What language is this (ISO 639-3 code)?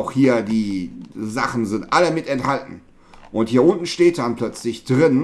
deu